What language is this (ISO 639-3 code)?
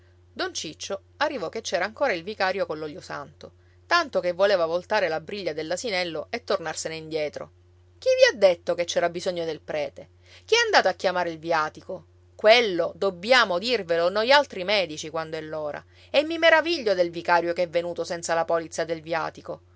ita